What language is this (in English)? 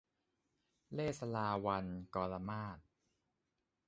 Thai